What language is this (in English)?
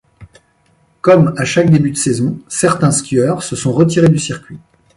French